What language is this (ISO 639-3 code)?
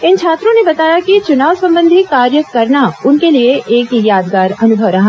hin